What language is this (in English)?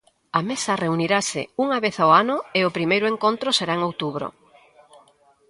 Galician